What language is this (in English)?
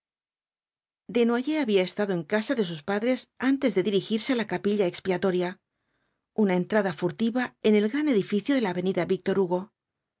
Spanish